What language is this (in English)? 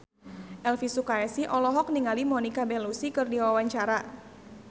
Sundanese